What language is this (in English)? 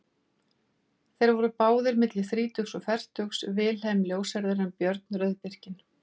Icelandic